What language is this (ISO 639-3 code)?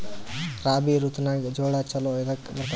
kan